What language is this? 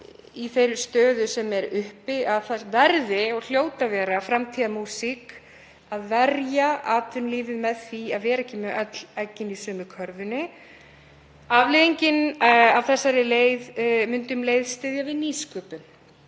Icelandic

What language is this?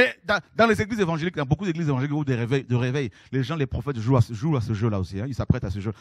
French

